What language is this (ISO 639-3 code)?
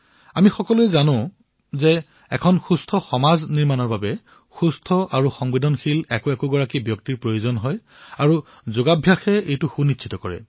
asm